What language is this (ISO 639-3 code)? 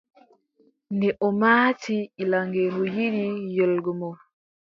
fub